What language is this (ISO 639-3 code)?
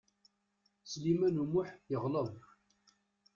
kab